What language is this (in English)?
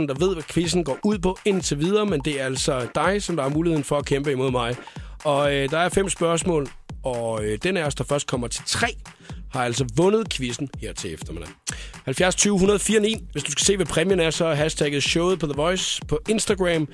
Danish